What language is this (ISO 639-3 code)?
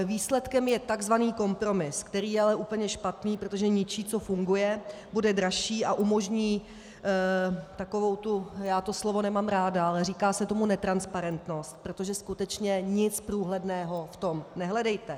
ces